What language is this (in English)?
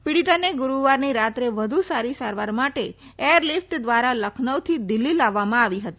Gujarati